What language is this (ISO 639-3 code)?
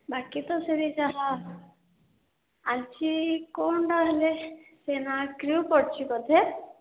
ori